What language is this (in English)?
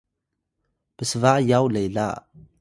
Atayal